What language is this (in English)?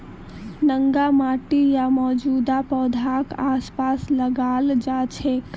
Magahi